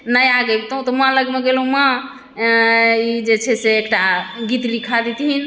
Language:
Maithili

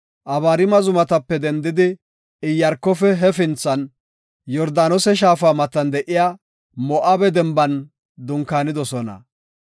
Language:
Gofa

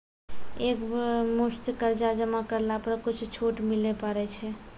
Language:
Maithili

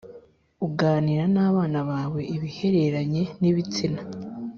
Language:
Kinyarwanda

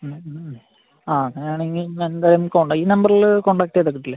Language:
Malayalam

